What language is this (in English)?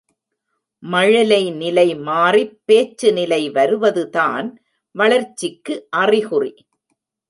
Tamil